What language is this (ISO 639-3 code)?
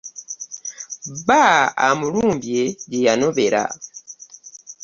lug